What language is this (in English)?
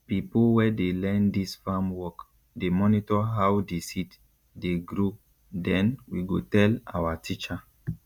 Nigerian Pidgin